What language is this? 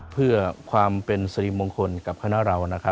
Thai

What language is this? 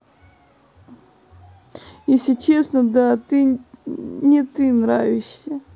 Russian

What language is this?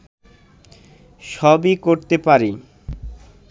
Bangla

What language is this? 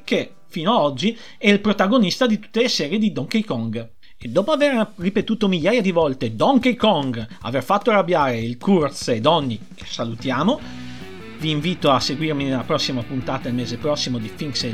Italian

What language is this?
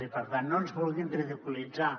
Catalan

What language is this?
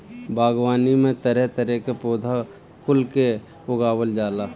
Bhojpuri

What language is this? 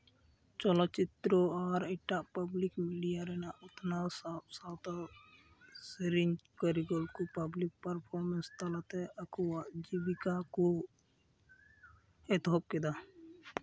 Santali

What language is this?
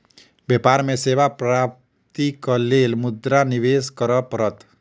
Maithili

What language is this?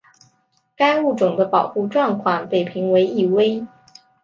Chinese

